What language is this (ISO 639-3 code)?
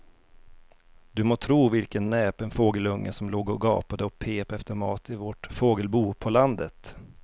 swe